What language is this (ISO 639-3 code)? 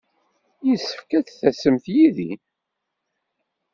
kab